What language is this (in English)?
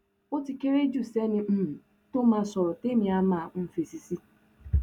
Yoruba